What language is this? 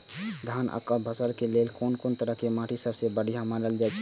Maithili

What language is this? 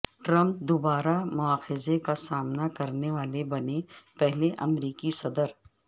Urdu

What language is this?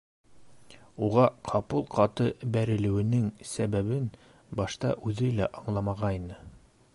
Bashkir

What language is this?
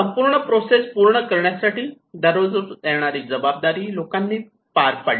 Marathi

